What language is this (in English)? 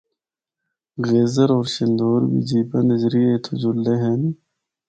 Northern Hindko